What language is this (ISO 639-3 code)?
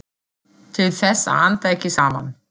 isl